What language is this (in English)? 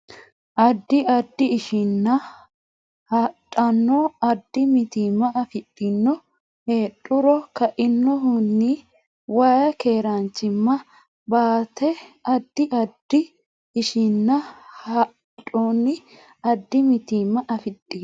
Sidamo